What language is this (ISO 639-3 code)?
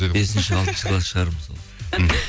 kaz